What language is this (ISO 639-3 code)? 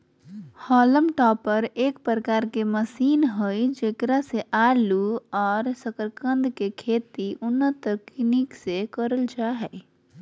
mag